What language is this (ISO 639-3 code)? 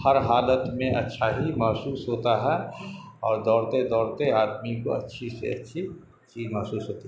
urd